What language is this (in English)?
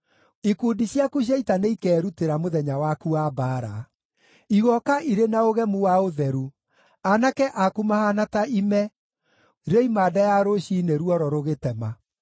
Kikuyu